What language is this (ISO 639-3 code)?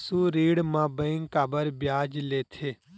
hne